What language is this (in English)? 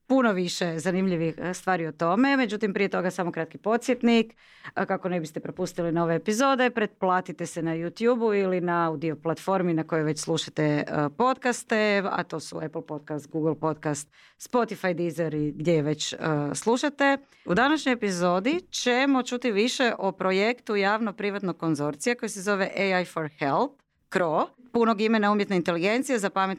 Croatian